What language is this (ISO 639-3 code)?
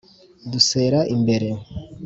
kin